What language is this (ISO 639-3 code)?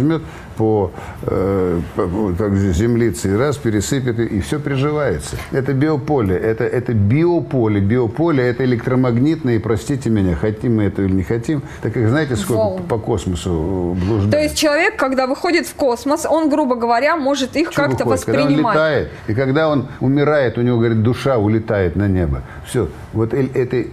rus